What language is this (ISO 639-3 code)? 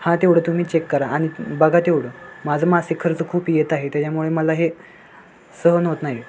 mar